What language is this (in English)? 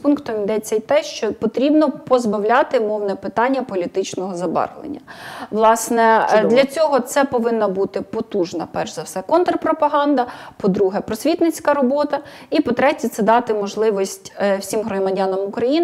Ukrainian